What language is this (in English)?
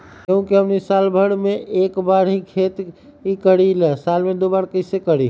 Magahi